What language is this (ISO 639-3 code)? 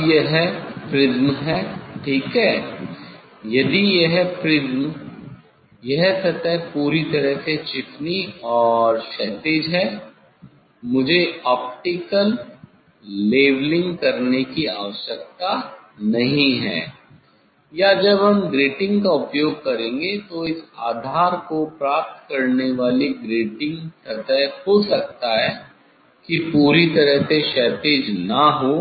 hin